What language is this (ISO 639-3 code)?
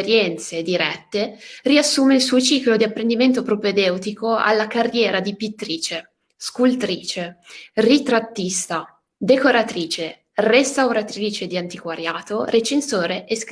ita